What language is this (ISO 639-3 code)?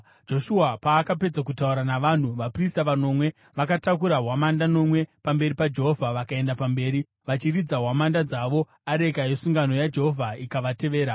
sna